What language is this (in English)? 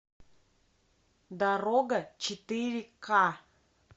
Russian